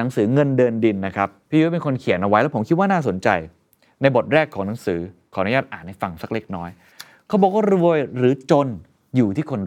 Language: Thai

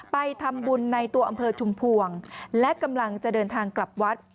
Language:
Thai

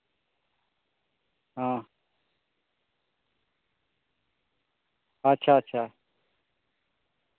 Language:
Santali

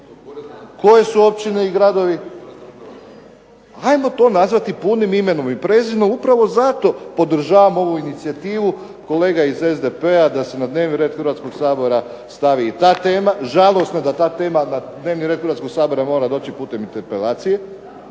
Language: Croatian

